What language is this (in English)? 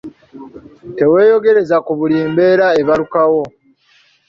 Ganda